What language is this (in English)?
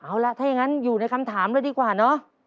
Thai